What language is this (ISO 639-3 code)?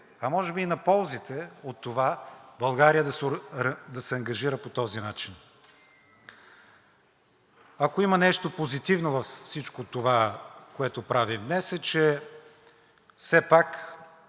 bul